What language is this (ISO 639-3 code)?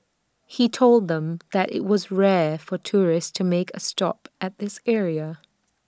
eng